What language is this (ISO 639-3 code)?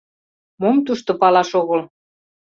chm